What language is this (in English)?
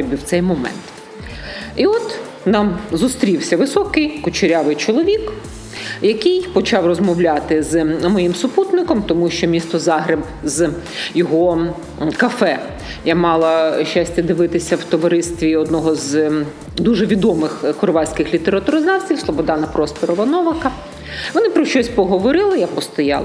Ukrainian